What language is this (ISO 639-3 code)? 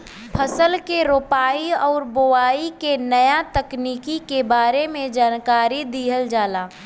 bho